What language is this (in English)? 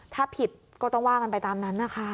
Thai